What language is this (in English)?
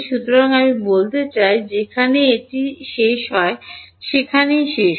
Bangla